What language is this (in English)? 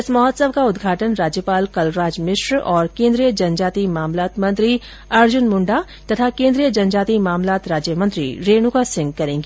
Hindi